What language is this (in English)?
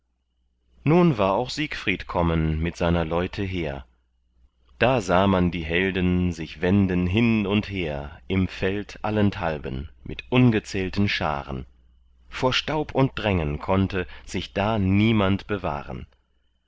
German